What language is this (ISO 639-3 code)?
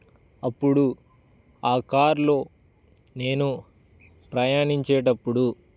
tel